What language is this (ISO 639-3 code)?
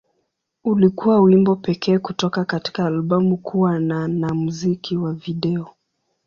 swa